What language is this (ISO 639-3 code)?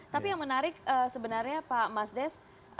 ind